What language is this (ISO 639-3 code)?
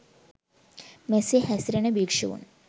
sin